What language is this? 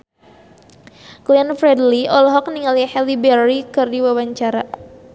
Sundanese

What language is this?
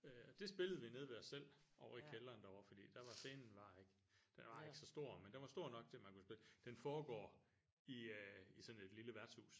Danish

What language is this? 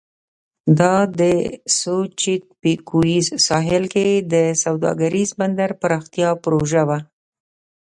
Pashto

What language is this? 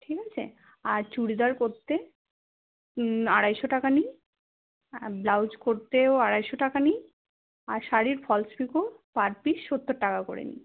Bangla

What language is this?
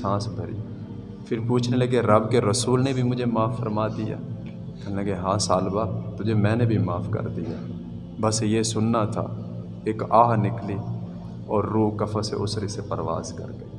Urdu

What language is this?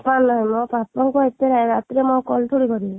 Odia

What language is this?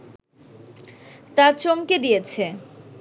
Bangla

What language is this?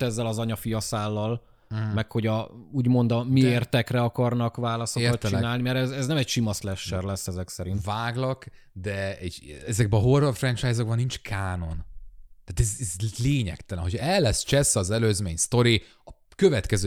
Hungarian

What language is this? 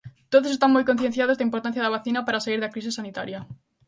Galician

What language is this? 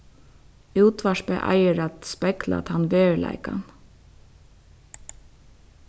Faroese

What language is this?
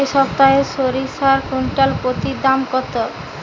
Bangla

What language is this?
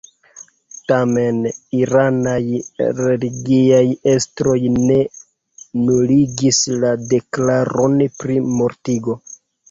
Esperanto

